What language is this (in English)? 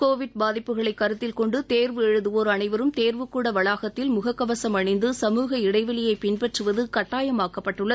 Tamil